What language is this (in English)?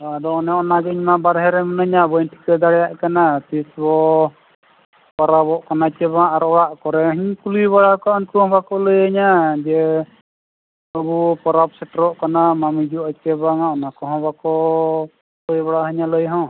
Santali